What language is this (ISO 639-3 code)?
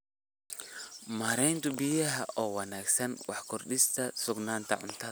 som